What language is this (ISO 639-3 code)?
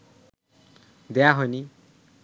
ben